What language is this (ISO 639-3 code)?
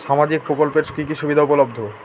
ben